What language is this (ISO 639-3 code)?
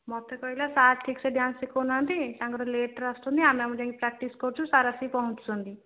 ori